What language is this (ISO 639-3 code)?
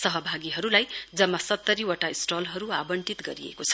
nep